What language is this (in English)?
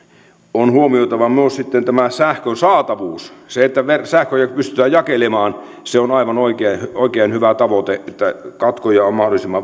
Finnish